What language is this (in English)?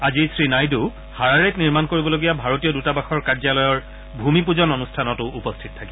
Assamese